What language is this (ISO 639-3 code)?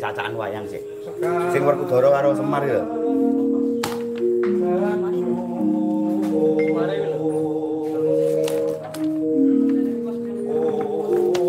ind